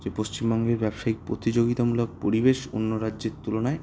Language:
Bangla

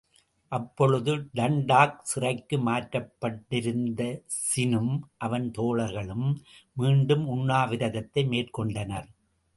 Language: Tamil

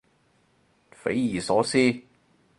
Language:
Cantonese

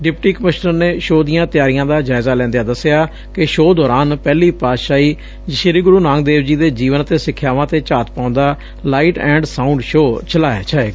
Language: Punjabi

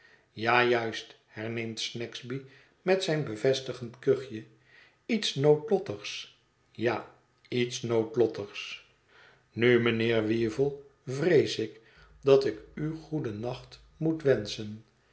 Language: Dutch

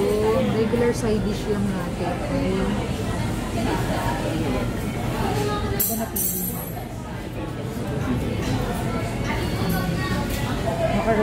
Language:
Filipino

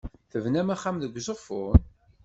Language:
Kabyle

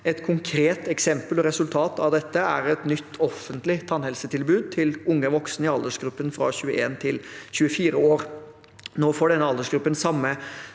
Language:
Norwegian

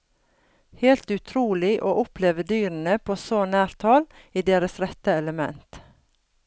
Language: Norwegian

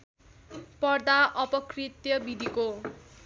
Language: Nepali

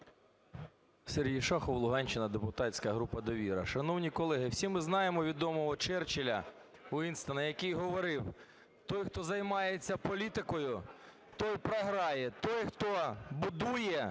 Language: Ukrainian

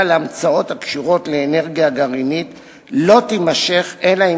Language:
Hebrew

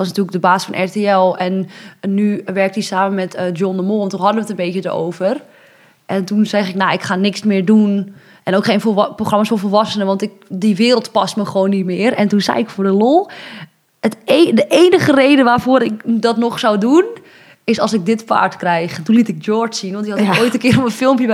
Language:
Dutch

